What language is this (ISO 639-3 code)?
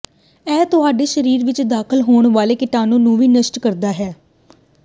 pan